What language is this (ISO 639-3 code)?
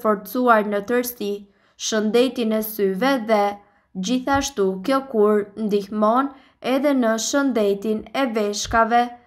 ron